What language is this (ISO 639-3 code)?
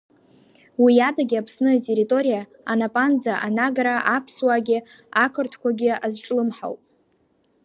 abk